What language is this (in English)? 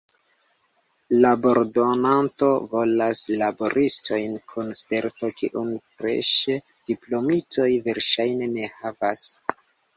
Esperanto